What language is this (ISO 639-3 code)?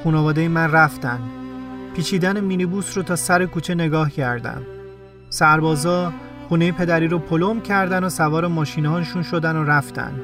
fas